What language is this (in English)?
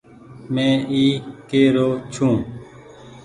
Goaria